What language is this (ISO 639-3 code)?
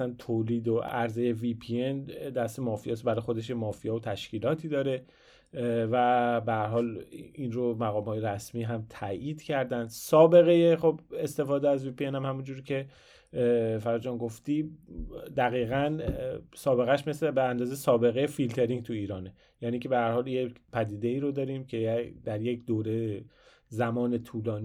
fas